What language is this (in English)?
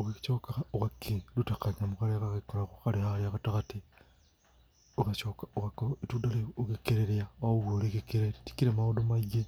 Kikuyu